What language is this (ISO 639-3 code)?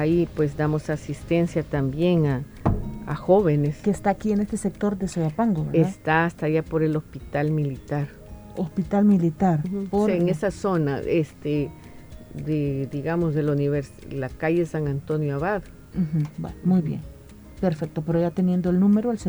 spa